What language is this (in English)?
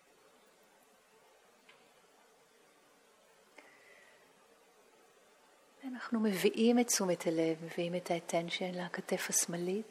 Hebrew